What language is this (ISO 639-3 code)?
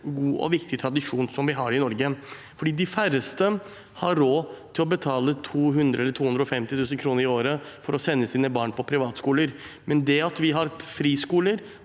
nor